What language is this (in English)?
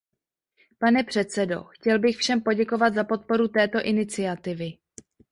Czech